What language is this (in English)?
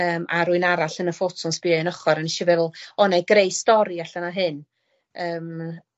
Welsh